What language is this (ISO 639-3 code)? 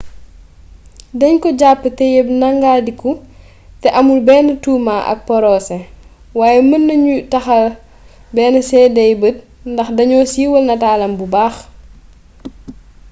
wol